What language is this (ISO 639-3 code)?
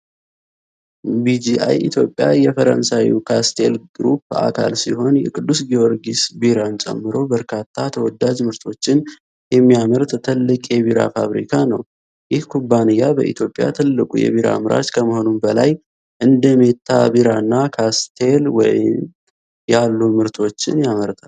amh